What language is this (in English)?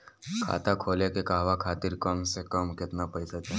Bhojpuri